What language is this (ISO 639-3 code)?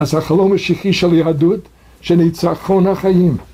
heb